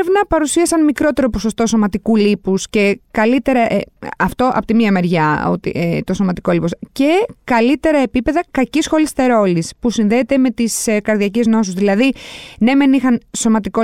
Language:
Greek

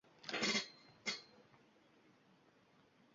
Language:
Uzbek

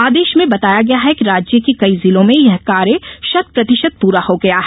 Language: Hindi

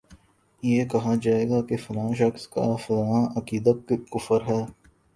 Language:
Urdu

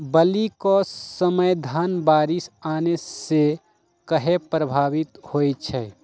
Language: Magahi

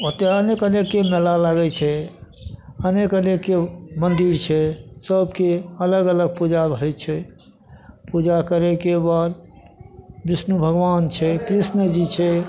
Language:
Maithili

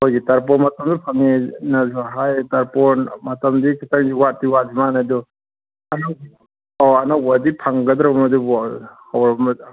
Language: Manipuri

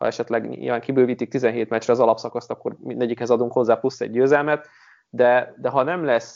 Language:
Hungarian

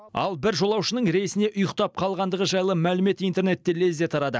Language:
Kazakh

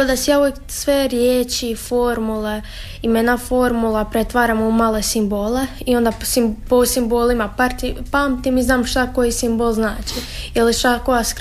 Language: Croatian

